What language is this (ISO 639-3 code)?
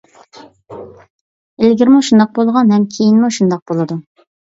uig